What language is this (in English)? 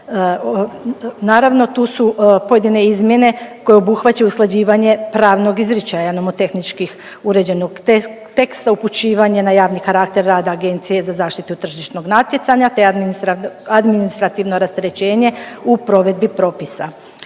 Croatian